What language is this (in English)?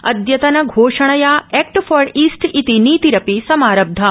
Sanskrit